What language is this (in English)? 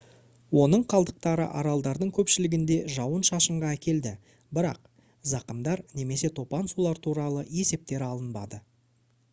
Kazakh